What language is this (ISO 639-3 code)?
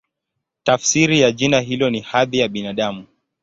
swa